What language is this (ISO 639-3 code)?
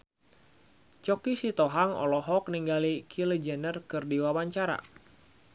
sun